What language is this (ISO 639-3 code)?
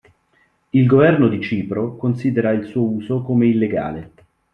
ita